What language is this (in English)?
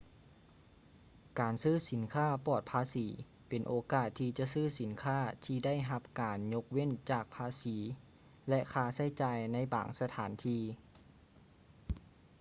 Lao